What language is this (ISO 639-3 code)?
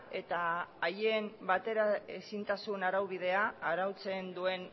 eus